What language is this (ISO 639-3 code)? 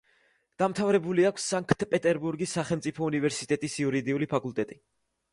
kat